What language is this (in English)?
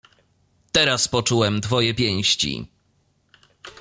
Polish